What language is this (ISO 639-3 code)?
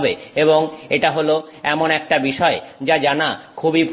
ben